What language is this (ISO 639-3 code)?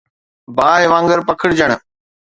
snd